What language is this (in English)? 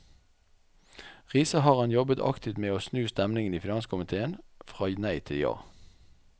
Norwegian